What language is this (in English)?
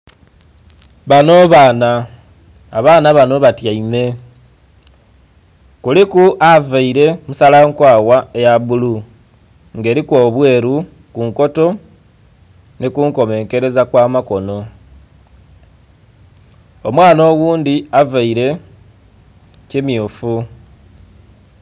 Soga